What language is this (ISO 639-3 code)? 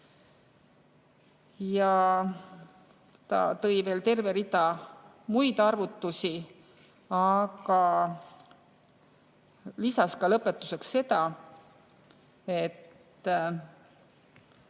est